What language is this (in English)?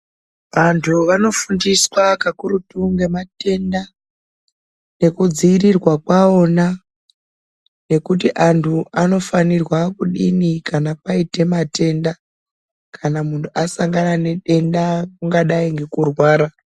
Ndau